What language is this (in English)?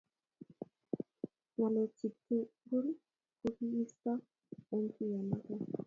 Kalenjin